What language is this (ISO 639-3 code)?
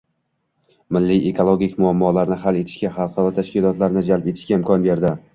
uzb